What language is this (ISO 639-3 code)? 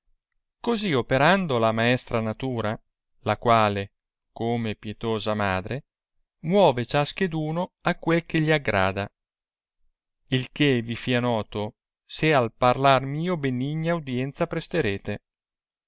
ita